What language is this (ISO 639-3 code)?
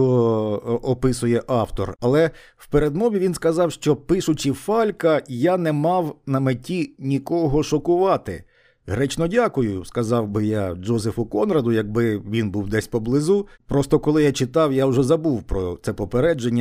ukr